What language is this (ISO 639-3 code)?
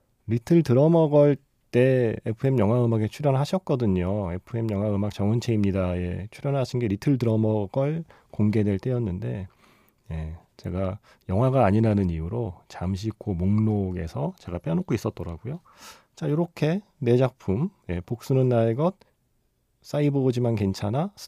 kor